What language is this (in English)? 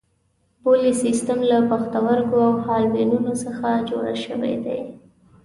Pashto